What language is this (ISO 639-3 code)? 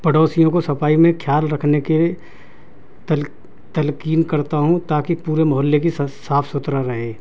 urd